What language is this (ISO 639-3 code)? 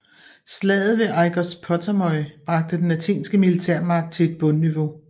dan